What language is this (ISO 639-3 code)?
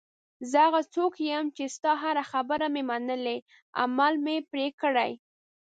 pus